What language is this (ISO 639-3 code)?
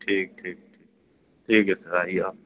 urd